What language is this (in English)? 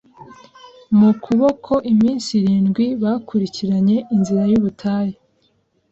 Kinyarwanda